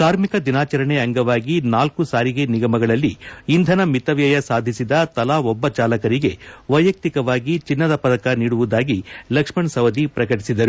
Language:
Kannada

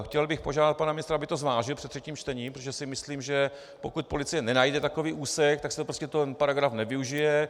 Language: Czech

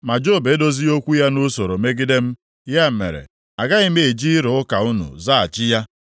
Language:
Igbo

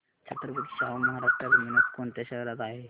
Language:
Marathi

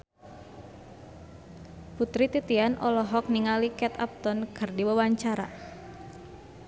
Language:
Sundanese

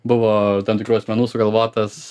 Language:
Lithuanian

